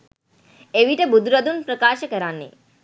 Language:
Sinhala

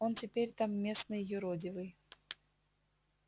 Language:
Russian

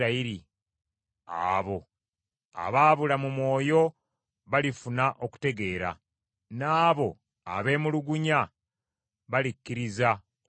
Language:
Ganda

